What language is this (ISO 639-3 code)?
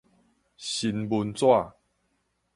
nan